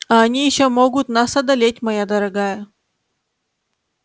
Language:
Russian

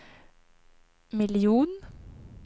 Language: Swedish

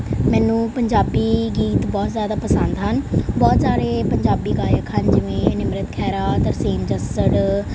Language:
Punjabi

